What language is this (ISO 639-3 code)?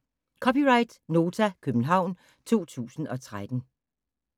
dan